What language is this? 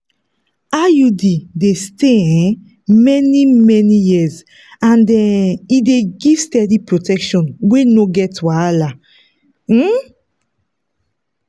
Nigerian Pidgin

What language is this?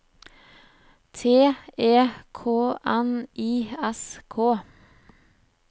Norwegian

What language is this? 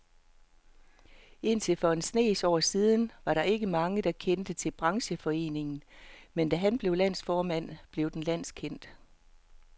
Danish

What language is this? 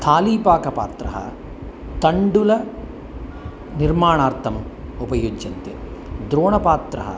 Sanskrit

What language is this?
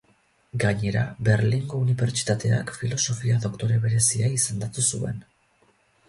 Basque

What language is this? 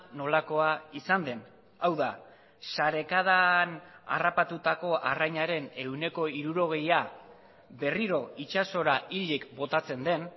Basque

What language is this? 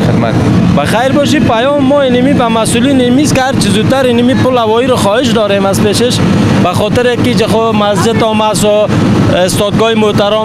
Persian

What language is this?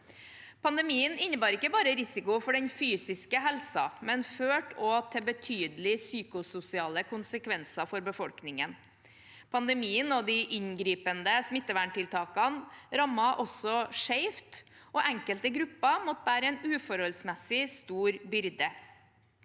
Norwegian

